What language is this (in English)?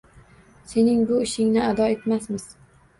Uzbek